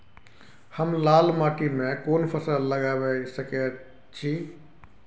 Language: Maithili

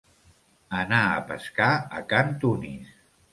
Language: Catalan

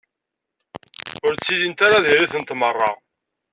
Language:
Kabyle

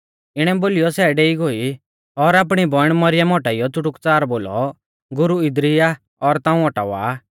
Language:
Mahasu Pahari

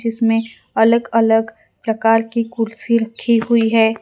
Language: Hindi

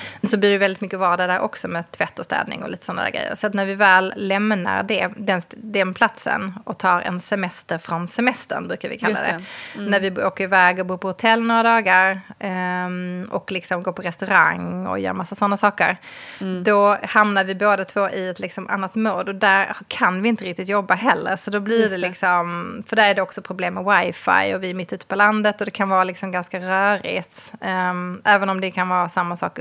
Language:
Swedish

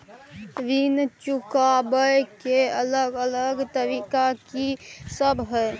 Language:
Maithili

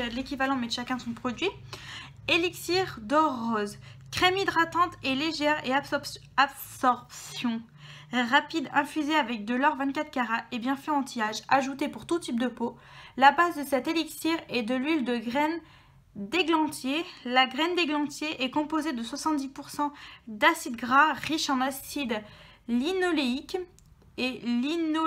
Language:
French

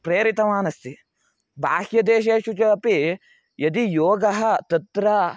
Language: Sanskrit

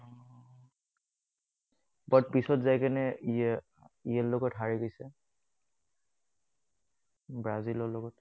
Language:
Assamese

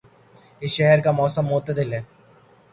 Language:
Urdu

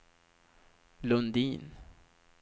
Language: Swedish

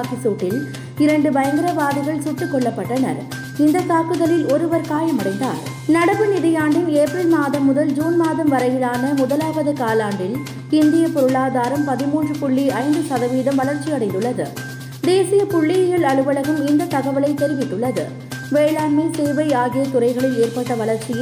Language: Tamil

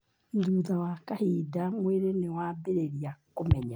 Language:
Kikuyu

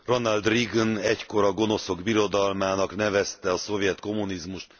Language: Hungarian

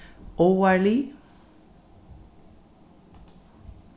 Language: Faroese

